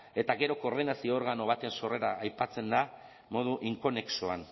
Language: Basque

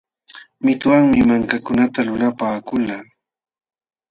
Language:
Jauja Wanca Quechua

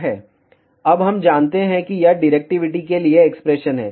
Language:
Hindi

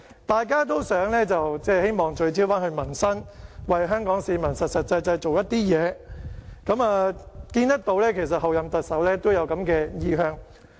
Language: Cantonese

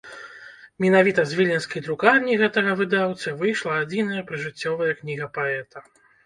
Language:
Belarusian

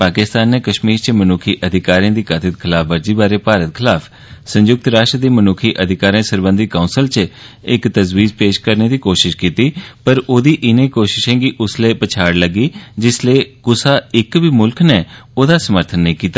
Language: Dogri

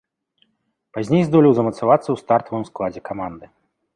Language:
Belarusian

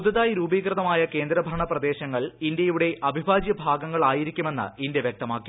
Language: Malayalam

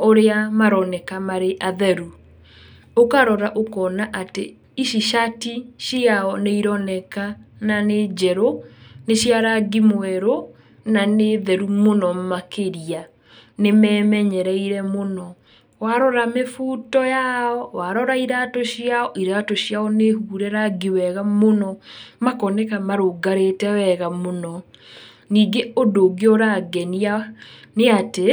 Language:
Kikuyu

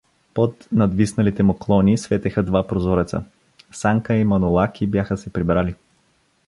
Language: Bulgarian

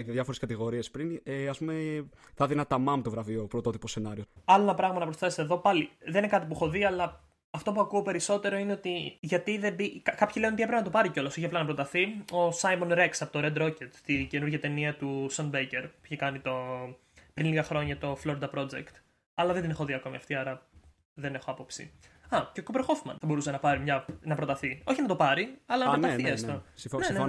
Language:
Greek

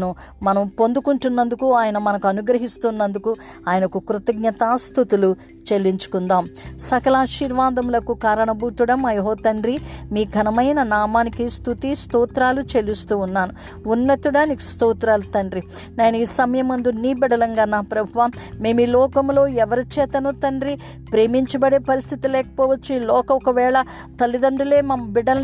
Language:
Telugu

